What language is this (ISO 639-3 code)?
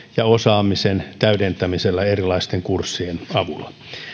fin